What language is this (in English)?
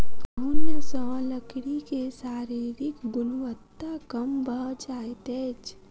Maithili